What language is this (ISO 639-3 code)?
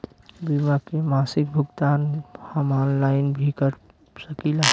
bho